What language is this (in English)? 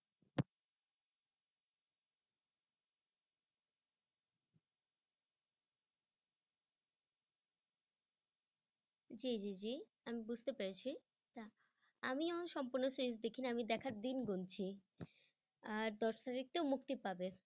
Bangla